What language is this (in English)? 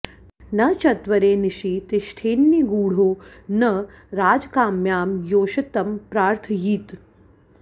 Sanskrit